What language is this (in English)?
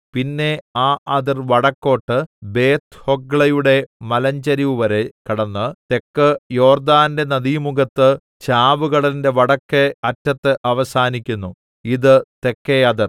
Malayalam